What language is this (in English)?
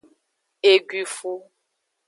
Aja (Benin)